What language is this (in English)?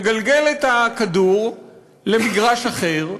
Hebrew